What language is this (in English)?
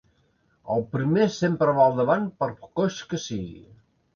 Catalan